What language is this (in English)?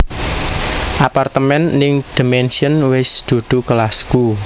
Javanese